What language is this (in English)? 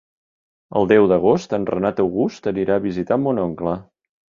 Catalan